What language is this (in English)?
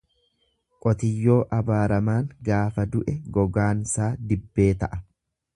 Oromo